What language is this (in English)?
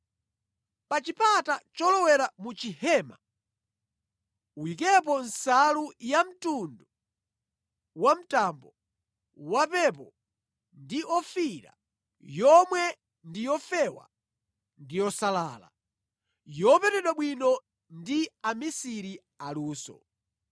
Nyanja